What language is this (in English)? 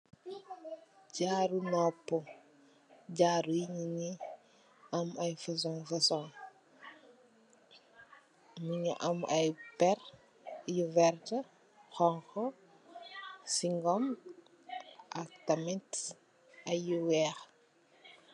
Wolof